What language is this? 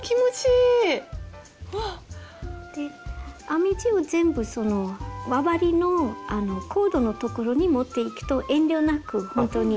Japanese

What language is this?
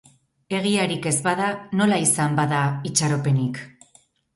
Basque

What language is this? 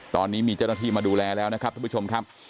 Thai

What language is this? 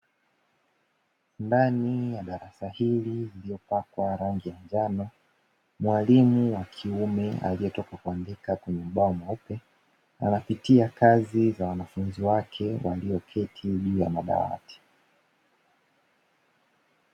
Swahili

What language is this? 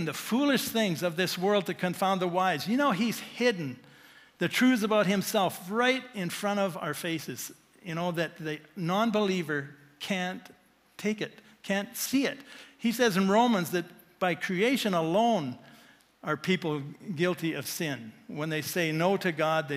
English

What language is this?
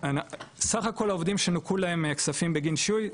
Hebrew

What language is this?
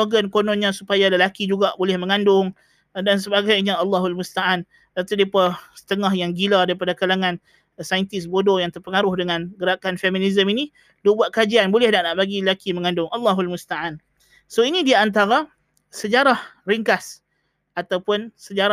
Malay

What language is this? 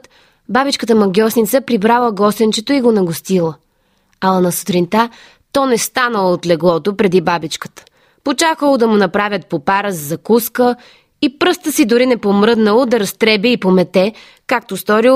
Bulgarian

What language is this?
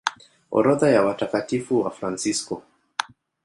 Swahili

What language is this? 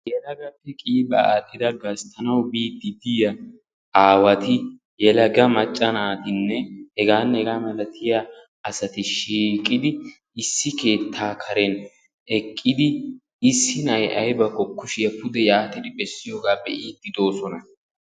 Wolaytta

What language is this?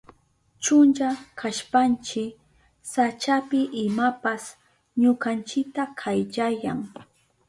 Southern Pastaza Quechua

